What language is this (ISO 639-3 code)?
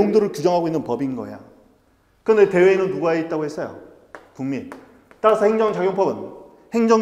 kor